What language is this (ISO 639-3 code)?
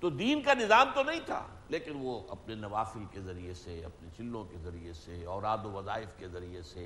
urd